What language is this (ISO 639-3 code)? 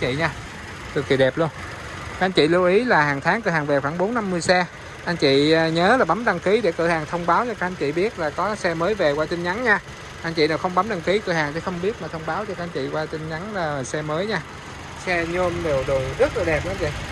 vie